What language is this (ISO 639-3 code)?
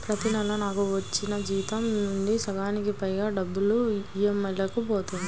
tel